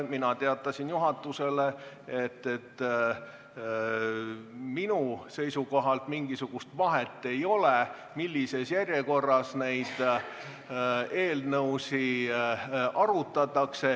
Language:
Estonian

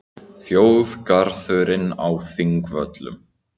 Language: Icelandic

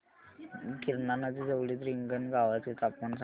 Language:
Marathi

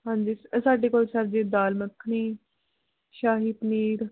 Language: Punjabi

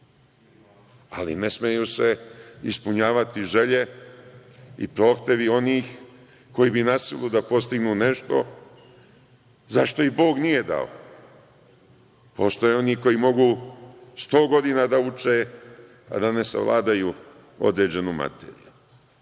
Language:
Serbian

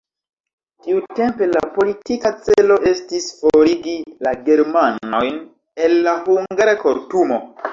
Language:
Esperanto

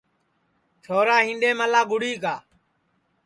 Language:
Sansi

